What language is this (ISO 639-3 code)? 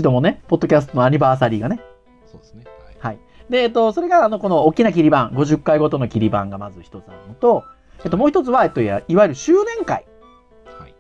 jpn